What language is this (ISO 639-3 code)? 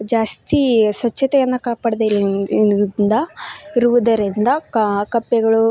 kan